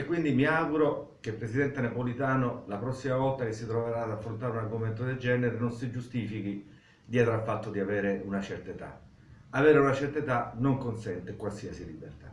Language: Italian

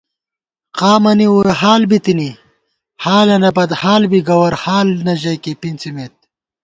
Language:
Gawar-Bati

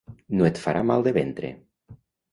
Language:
Catalan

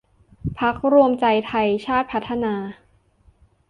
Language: Thai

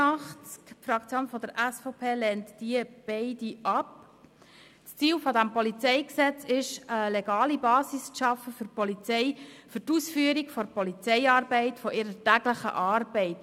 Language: Swiss German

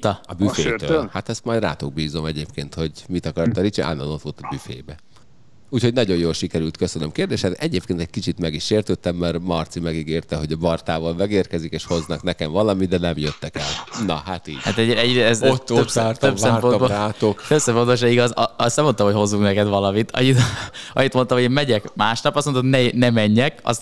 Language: Hungarian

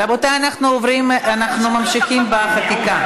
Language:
Hebrew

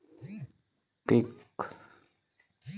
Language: Marathi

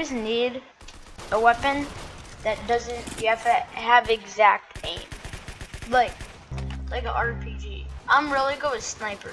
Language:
English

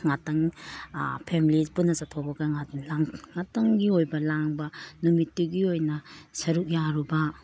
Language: Manipuri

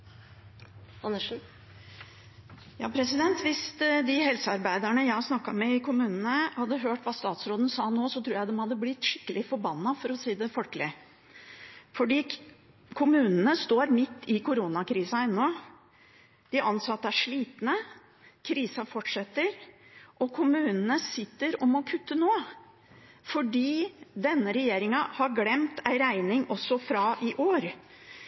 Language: Norwegian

